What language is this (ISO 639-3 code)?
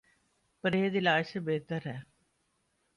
urd